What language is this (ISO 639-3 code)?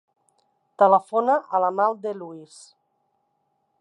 cat